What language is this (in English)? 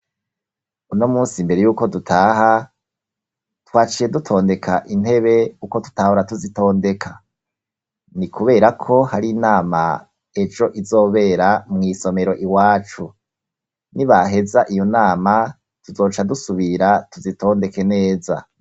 Rundi